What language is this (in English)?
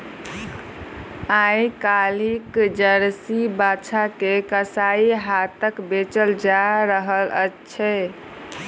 Maithili